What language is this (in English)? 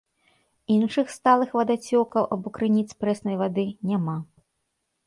Belarusian